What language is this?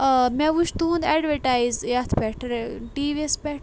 Kashmiri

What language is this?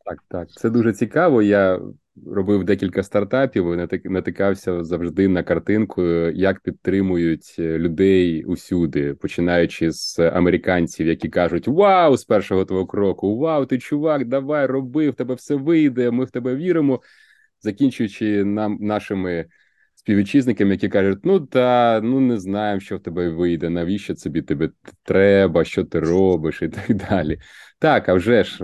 Ukrainian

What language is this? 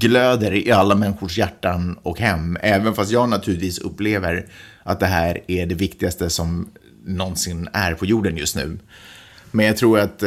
Swedish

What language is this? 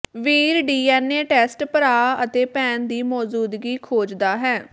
Punjabi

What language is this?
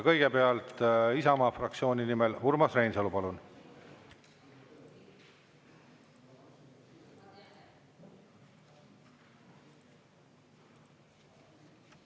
Estonian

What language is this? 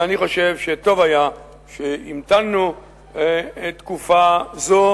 Hebrew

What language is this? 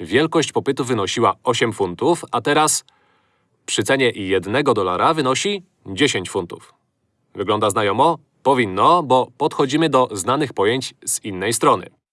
Polish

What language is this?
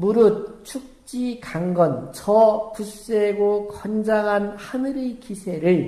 Korean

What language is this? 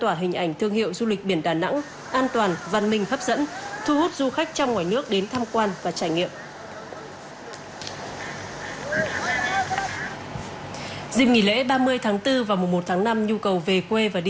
Vietnamese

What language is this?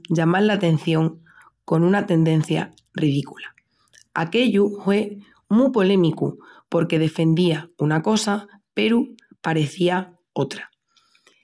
Extremaduran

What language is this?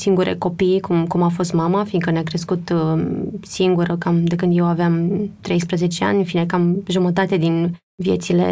Romanian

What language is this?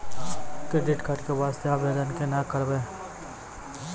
Maithili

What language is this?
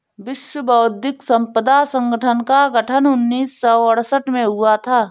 Hindi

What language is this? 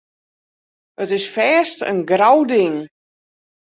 Western Frisian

